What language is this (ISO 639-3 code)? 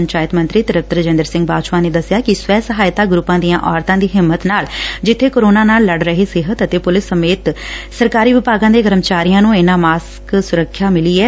pan